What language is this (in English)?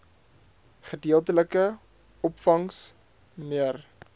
Afrikaans